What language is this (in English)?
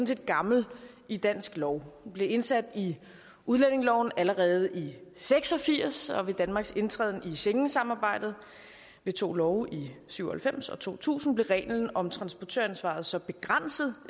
Danish